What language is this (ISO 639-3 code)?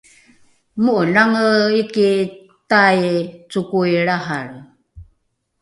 dru